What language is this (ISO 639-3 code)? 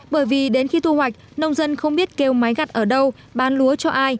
vie